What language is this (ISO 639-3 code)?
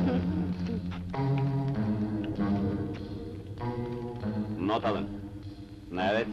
tur